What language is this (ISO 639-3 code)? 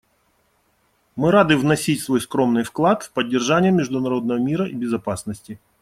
rus